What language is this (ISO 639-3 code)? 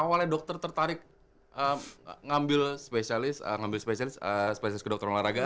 ind